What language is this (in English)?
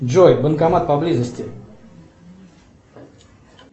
Russian